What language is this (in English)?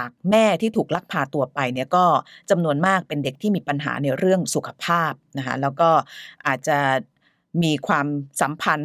Thai